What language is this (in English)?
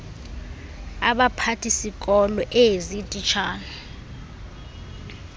Xhosa